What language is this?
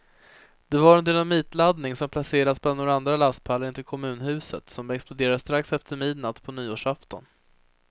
Swedish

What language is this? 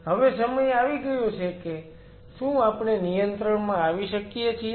Gujarati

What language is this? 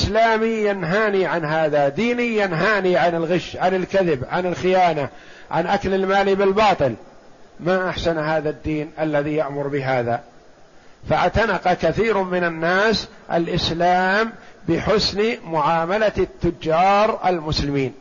Arabic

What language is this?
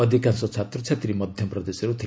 Odia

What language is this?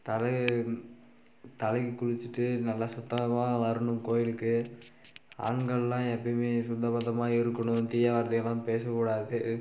Tamil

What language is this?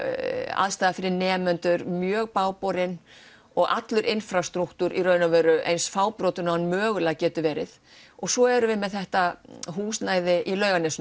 Icelandic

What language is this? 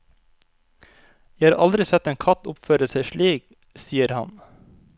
Norwegian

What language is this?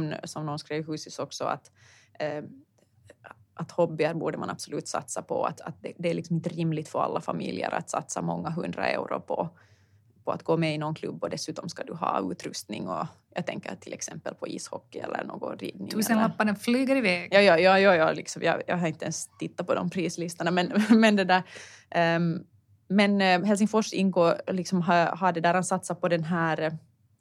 Swedish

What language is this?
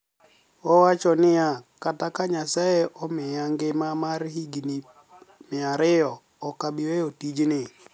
Luo (Kenya and Tanzania)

